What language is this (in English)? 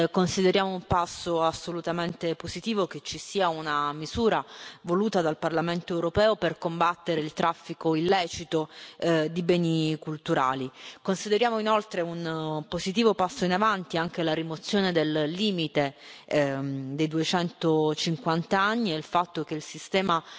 Italian